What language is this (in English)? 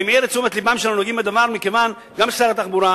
Hebrew